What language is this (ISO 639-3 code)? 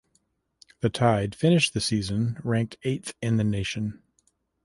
eng